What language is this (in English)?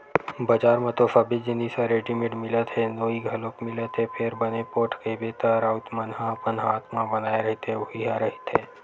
Chhattisgarhi